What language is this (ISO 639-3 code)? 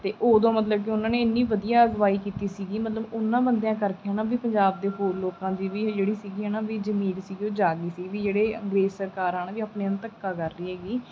pan